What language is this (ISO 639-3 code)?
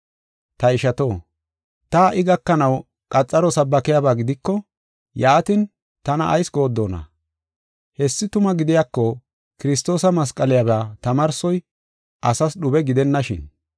gof